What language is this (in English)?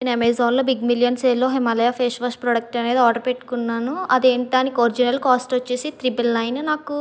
Telugu